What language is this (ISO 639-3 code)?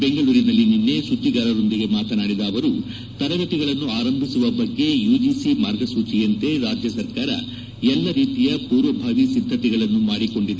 kan